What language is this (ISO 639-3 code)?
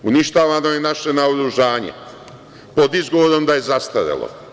srp